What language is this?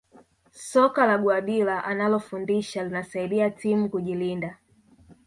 Swahili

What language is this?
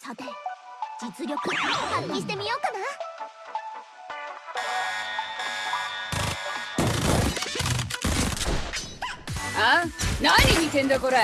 Japanese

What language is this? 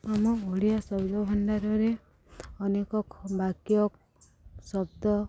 Odia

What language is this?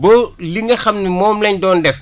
Wolof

